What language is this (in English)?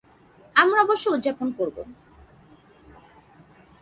Bangla